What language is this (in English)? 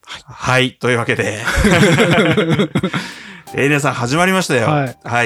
Japanese